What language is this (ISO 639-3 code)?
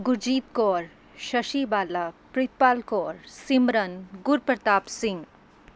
pan